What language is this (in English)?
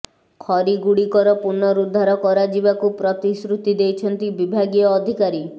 Odia